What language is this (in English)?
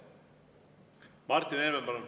Estonian